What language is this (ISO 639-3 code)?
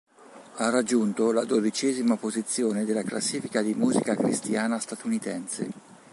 ita